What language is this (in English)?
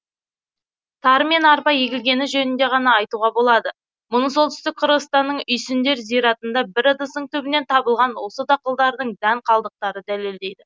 Kazakh